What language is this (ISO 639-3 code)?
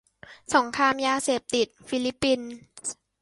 tha